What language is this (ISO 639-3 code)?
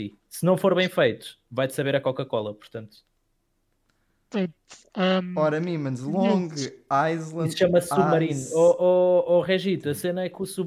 por